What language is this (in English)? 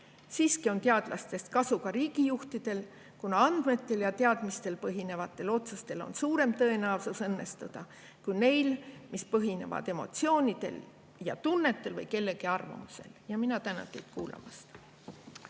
Estonian